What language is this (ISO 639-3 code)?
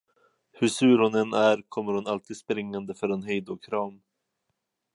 swe